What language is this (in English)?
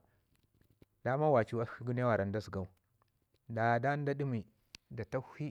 Ngizim